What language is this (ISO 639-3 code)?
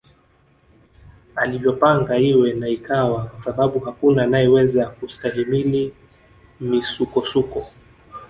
swa